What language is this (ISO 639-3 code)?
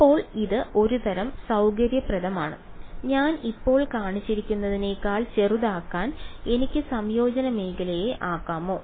mal